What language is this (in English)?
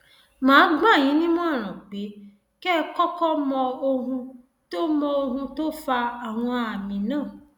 Yoruba